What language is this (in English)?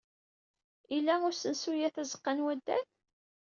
Kabyle